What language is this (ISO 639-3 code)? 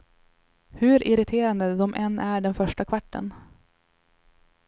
swe